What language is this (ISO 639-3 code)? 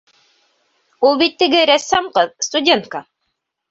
bak